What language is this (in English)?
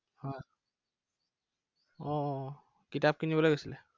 Assamese